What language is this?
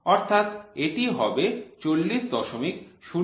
Bangla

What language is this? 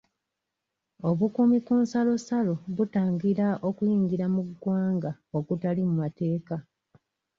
Ganda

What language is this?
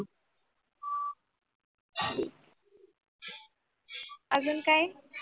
Marathi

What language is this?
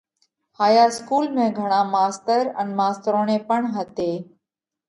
Parkari Koli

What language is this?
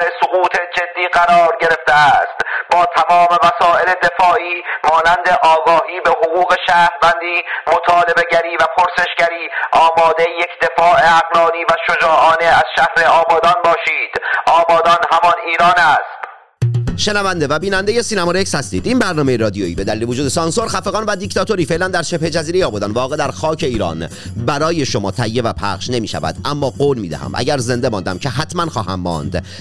Persian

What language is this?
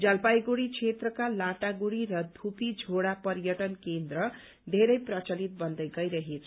Nepali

